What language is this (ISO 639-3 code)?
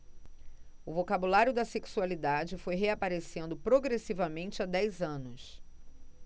por